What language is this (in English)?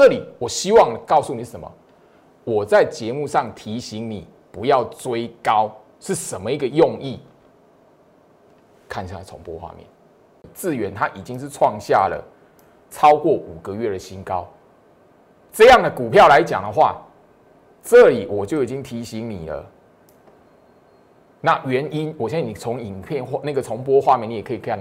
Chinese